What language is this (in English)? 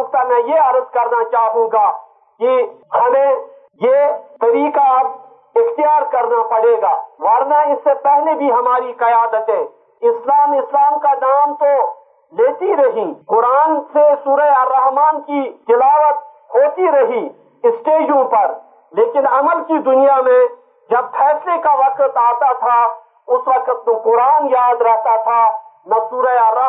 Urdu